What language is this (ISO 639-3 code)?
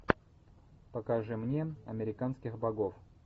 rus